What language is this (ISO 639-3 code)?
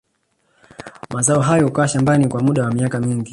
swa